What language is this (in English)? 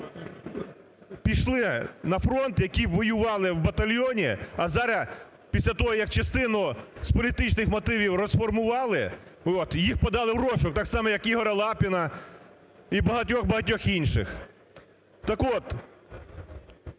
Ukrainian